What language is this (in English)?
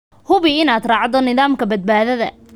Somali